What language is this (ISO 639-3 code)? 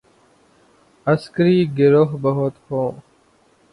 urd